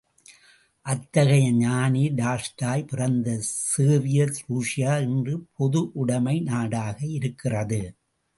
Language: Tamil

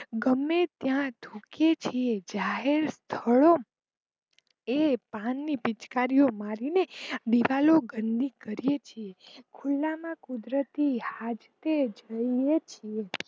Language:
Gujarati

